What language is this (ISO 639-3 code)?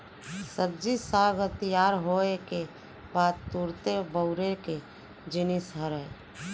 hne